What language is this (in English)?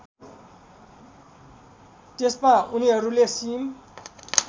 Nepali